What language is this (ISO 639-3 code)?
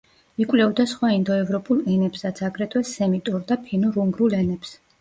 kat